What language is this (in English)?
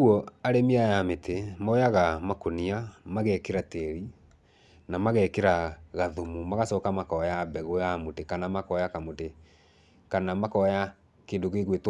Kikuyu